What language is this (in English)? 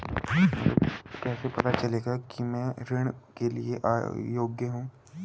Hindi